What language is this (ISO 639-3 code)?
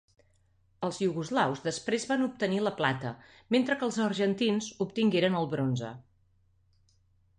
cat